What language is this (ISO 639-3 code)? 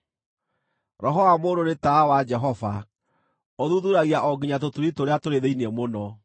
kik